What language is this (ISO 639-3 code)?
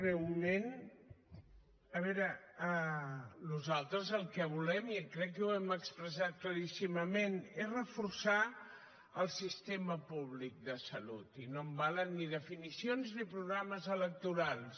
cat